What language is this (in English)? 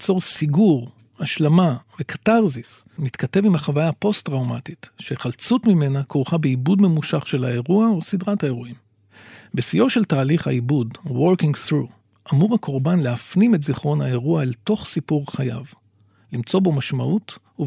Hebrew